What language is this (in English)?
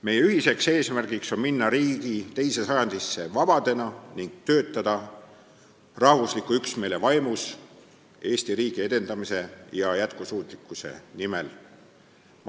Estonian